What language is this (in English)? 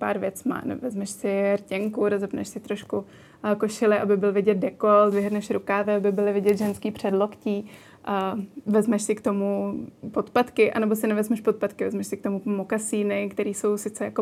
Czech